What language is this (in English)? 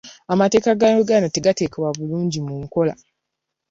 Ganda